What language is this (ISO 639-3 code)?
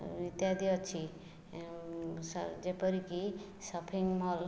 ori